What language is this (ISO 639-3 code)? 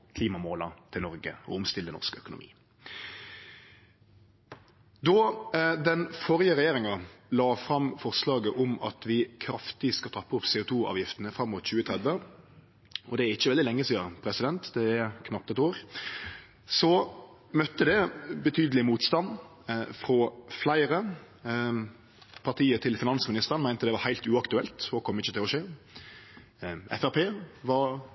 nno